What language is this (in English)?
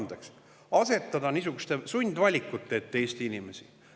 Estonian